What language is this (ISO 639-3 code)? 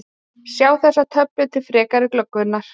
isl